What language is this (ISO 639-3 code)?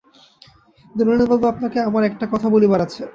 ben